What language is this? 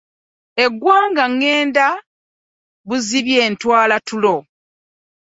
Ganda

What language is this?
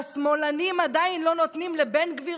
Hebrew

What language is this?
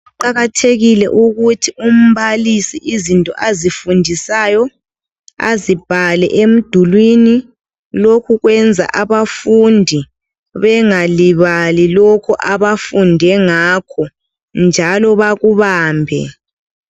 North Ndebele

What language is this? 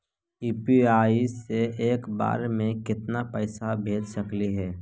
Magahi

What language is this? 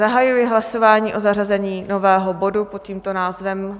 Czech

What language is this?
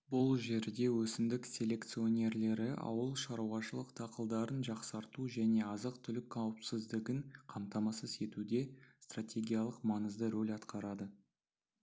Kazakh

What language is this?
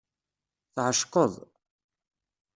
Kabyle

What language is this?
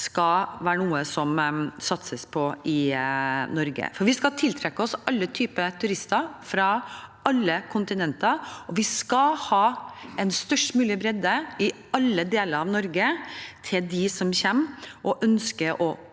Norwegian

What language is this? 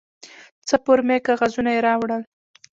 Pashto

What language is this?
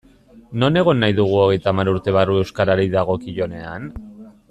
Basque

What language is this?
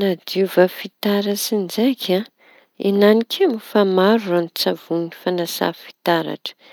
Tanosy Malagasy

